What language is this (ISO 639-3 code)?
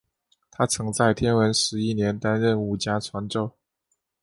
zho